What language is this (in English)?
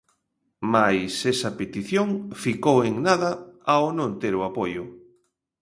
Galician